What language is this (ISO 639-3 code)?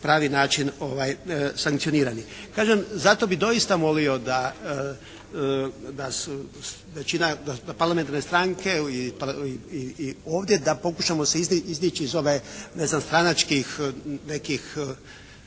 hrv